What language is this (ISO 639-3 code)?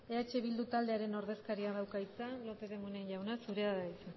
eus